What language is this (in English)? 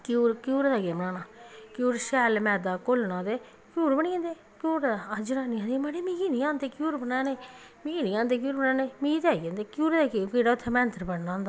Dogri